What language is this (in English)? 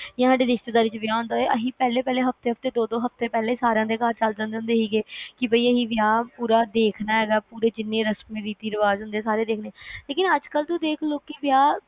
Punjabi